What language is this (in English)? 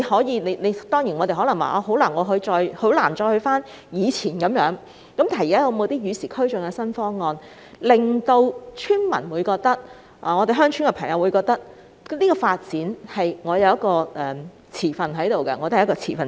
Cantonese